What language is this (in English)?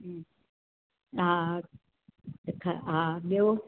Sindhi